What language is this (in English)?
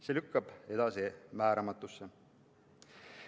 Estonian